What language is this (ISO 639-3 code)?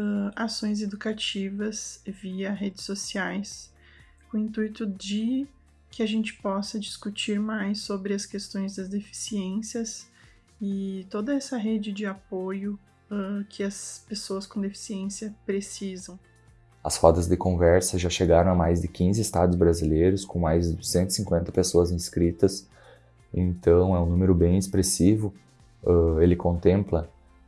por